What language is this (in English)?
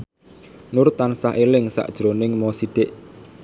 Javanese